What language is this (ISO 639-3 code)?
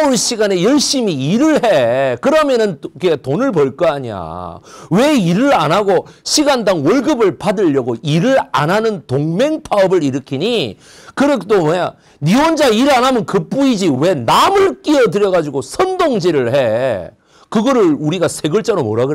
kor